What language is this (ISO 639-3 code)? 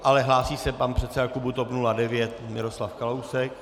ces